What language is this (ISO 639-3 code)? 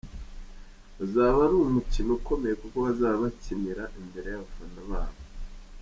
kin